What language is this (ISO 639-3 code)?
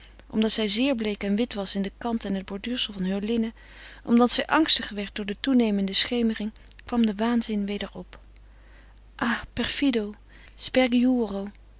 nld